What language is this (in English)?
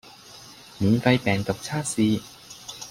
Cantonese